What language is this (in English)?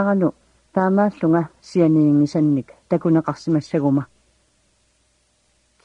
Arabic